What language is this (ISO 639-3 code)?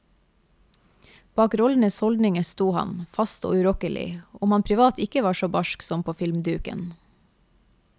nor